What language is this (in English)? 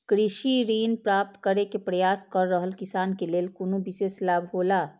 Maithili